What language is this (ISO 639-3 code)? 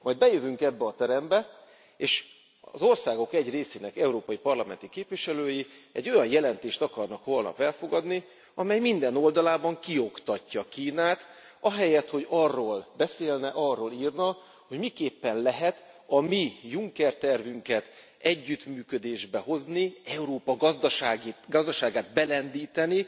hun